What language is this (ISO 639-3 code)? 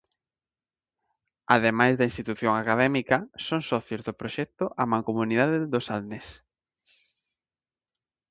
glg